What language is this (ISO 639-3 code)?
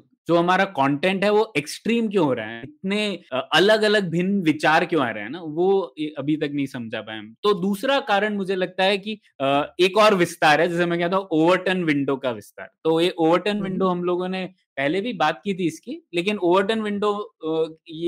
hin